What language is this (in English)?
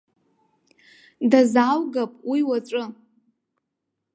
Abkhazian